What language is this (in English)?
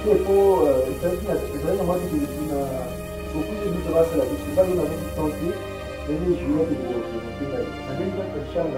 French